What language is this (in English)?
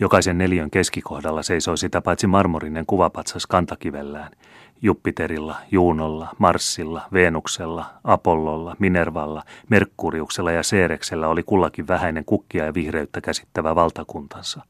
Finnish